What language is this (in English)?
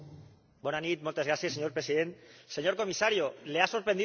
Spanish